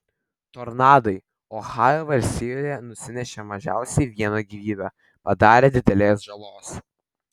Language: Lithuanian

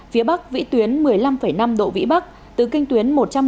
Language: Vietnamese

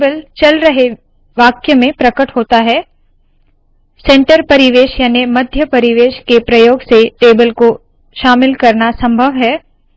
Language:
Hindi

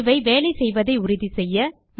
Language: Tamil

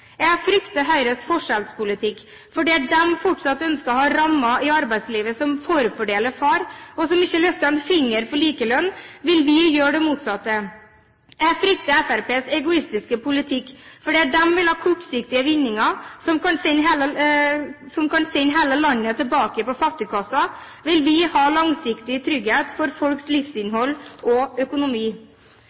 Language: Norwegian Bokmål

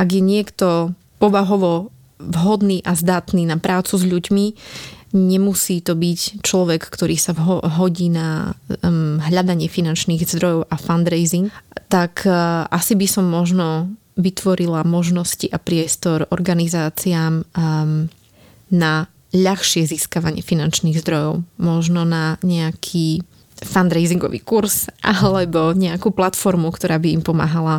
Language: Slovak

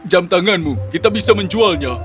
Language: Indonesian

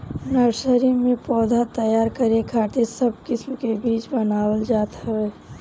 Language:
Bhojpuri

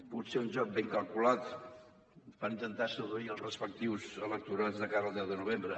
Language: Catalan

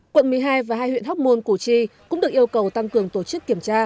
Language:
Vietnamese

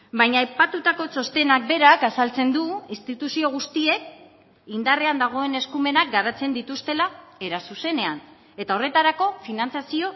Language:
Basque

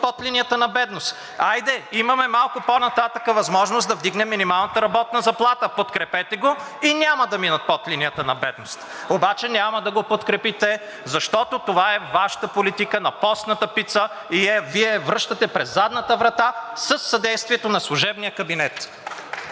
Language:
Bulgarian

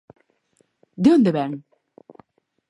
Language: Galician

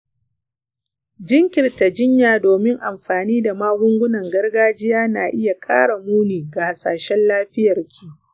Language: Hausa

